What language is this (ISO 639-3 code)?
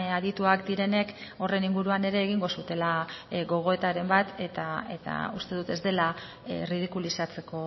eus